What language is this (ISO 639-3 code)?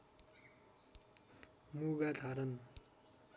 nep